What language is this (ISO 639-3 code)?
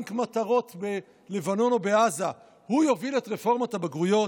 heb